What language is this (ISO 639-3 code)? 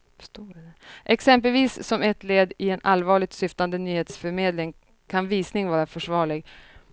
swe